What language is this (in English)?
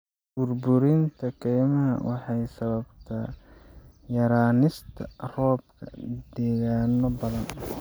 Somali